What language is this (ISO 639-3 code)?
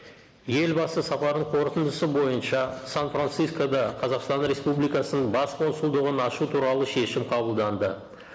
kaz